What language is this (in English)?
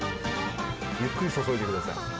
Japanese